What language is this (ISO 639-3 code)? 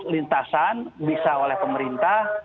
ind